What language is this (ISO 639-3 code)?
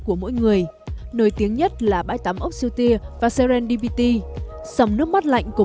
vie